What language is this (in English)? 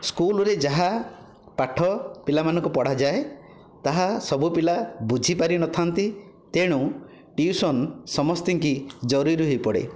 Odia